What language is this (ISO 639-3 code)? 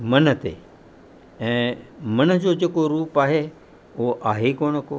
snd